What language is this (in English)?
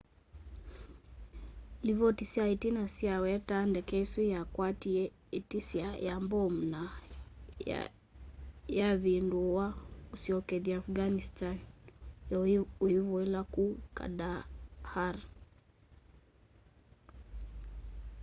Kamba